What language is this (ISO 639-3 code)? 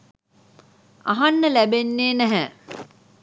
sin